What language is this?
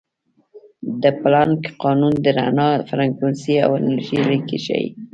Pashto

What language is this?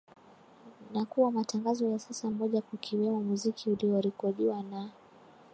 Swahili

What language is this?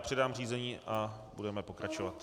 Czech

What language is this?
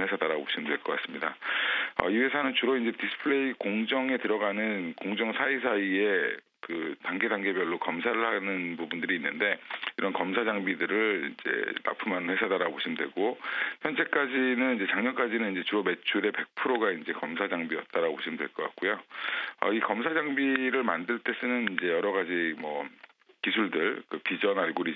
Korean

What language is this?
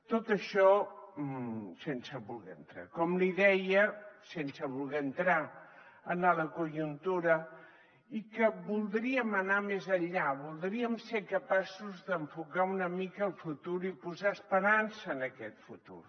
Catalan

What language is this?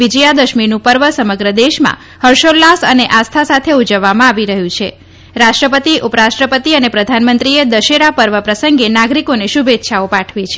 Gujarati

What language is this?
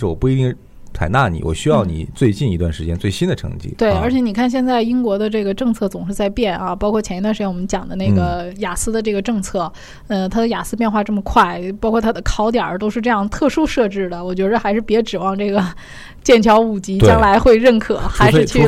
Chinese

